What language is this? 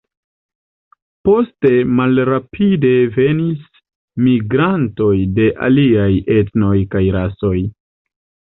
Esperanto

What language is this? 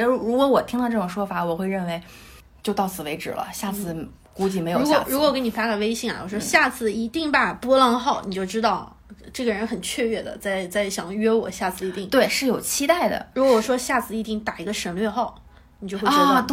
Chinese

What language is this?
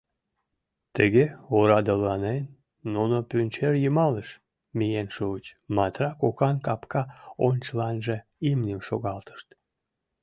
Mari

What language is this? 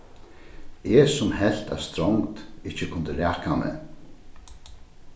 Faroese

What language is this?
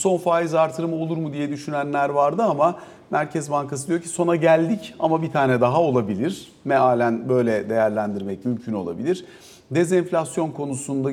Turkish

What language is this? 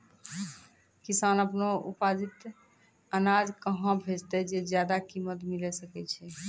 Maithili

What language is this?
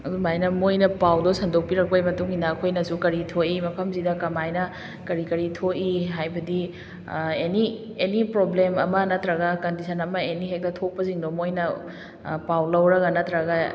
Manipuri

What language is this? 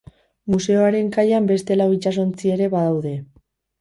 Basque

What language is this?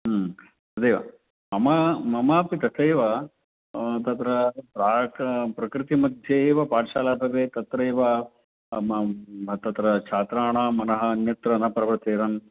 Sanskrit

